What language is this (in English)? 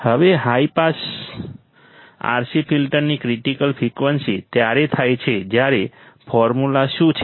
Gujarati